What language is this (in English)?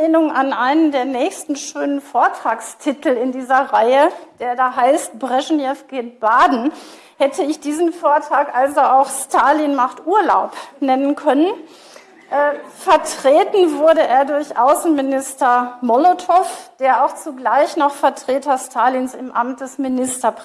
German